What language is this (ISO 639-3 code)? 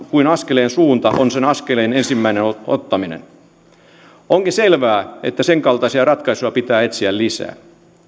fin